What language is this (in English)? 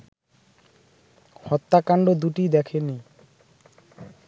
Bangla